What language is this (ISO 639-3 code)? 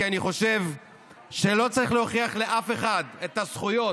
heb